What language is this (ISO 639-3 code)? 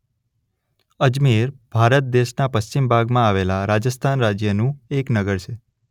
guj